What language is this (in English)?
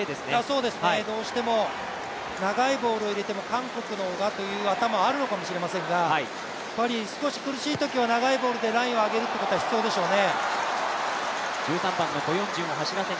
Japanese